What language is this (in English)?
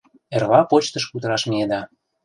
Mari